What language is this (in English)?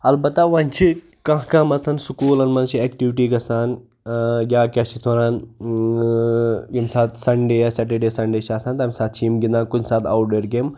Kashmiri